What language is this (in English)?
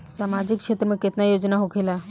Bhojpuri